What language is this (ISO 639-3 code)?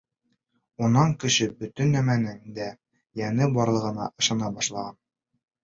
bak